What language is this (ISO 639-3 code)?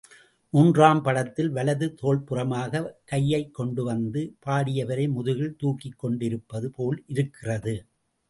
tam